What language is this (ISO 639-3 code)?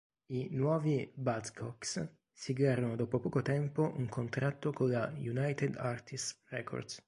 ita